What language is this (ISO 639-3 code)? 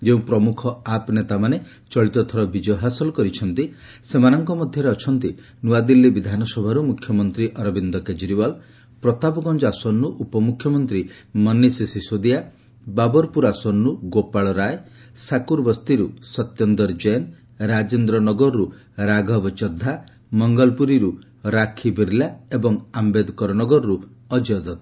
ori